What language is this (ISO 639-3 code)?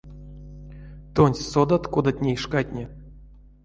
myv